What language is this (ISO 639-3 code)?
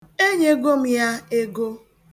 ibo